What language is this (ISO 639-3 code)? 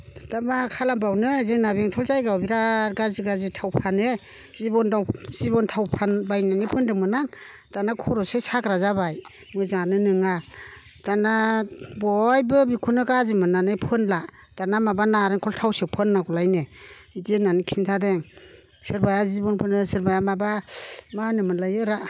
brx